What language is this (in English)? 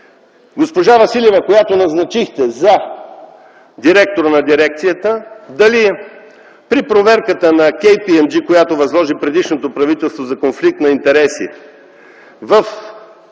Bulgarian